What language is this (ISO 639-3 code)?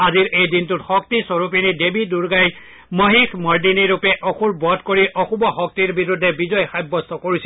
asm